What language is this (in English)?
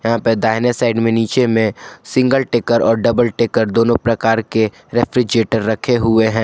Hindi